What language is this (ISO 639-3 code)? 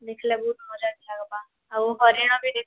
ori